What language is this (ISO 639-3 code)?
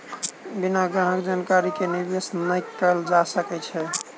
mai